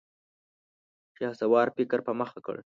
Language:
Pashto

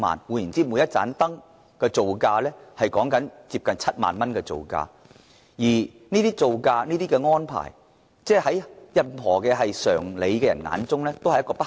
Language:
Cantonese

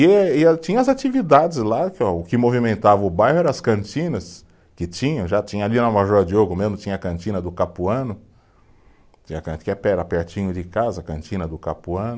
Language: Portuguese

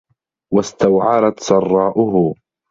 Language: Arabic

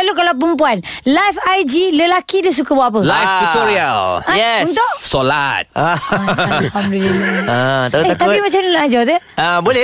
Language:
Malay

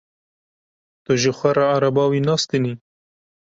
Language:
Kurdish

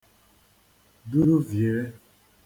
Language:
Igbo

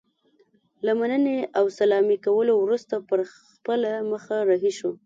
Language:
Pashto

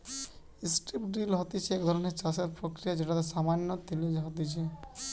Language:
Bangla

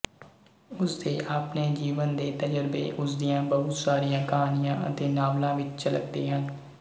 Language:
Punjabi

